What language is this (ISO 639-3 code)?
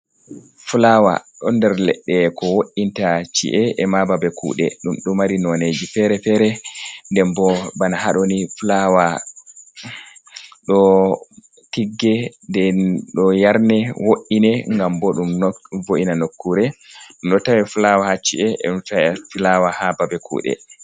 ful